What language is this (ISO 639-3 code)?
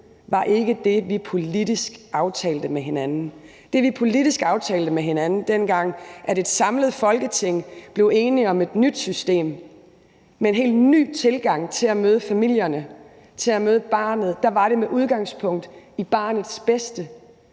dan